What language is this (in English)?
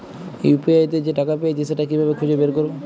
Bangla